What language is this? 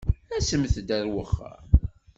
Kabyle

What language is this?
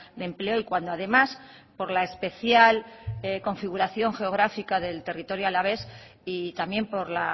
Spanish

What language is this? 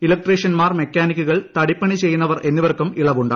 Malayalam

